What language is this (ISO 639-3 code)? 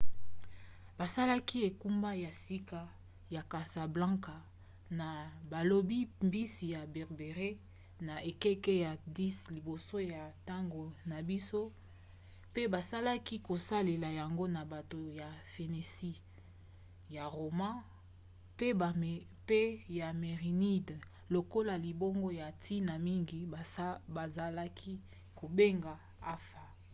lin